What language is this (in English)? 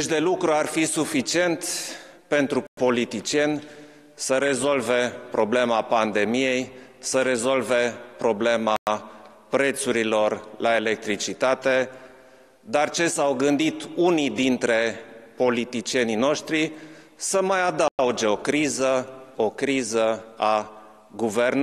Romanian